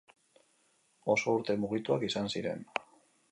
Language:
Basque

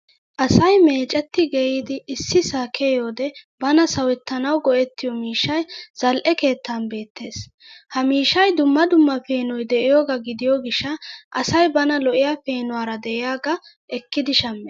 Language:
Wolaytta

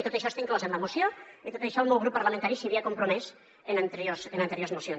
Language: Catalan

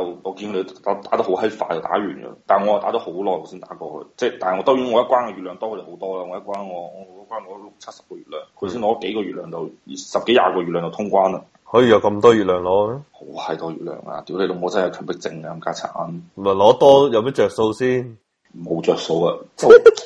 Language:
Chinese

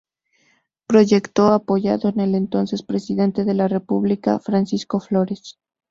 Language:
Spanish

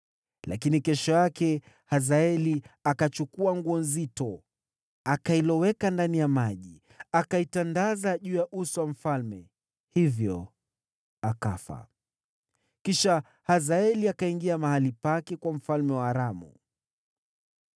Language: Swahili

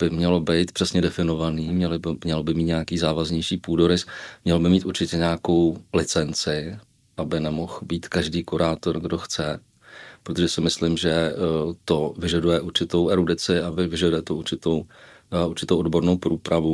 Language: Czech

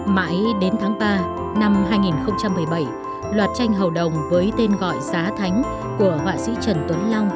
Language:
Vietnamese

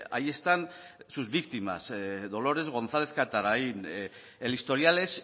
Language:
Spanish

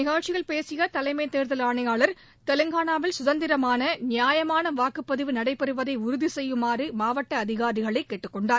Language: Tamil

